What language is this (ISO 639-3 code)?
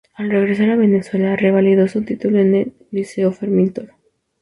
spa